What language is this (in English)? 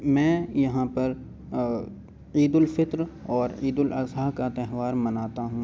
Urdu